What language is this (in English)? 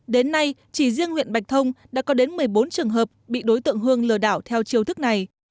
Vietnamese